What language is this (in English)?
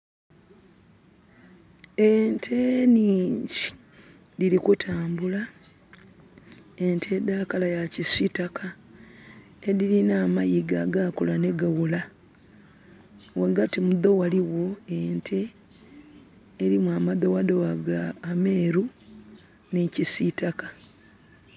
Soga